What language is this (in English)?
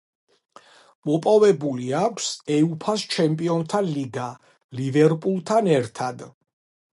Georgian